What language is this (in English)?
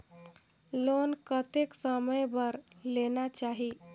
Chhattisgarhi